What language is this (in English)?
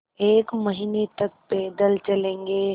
Hindi